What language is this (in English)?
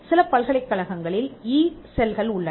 Tamil